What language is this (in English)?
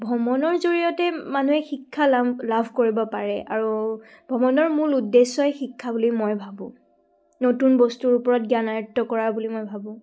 Assamese